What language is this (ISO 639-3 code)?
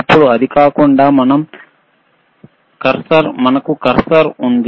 tel